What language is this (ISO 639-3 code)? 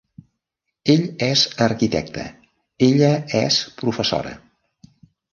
cat